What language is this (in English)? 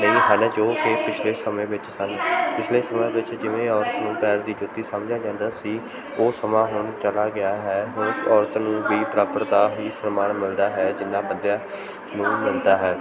Punjabi